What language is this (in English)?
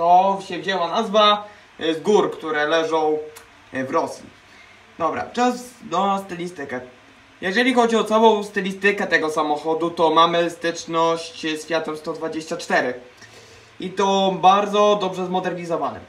Polish